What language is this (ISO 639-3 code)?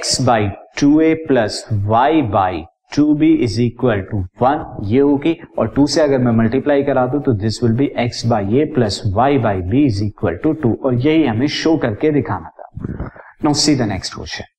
hin